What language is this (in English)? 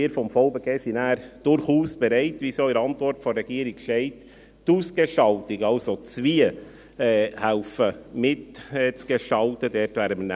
Swiss German